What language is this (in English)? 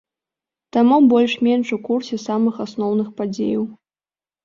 Belarusian